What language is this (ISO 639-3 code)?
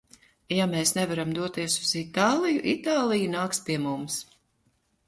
lav